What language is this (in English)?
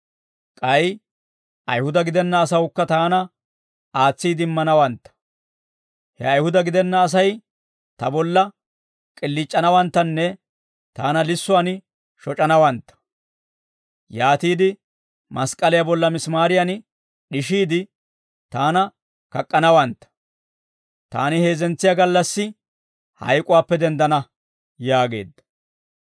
Dawro